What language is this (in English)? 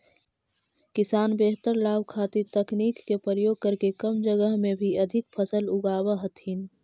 Magahi